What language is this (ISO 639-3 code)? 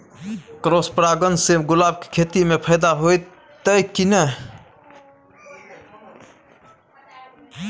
mai